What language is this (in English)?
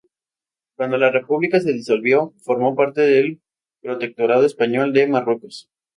Spanish